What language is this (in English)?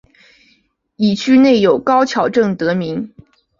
Chinese